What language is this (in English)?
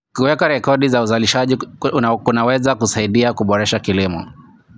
Kalenjin